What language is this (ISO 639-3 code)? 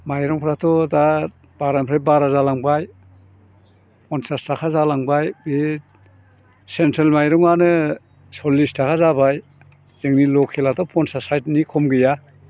brx